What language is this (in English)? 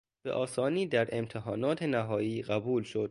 Persian